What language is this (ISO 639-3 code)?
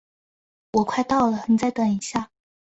zho